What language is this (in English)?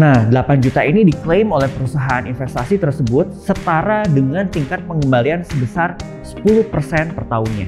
Indonesian